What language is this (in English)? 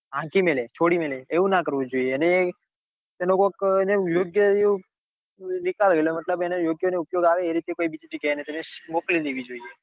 Gujarati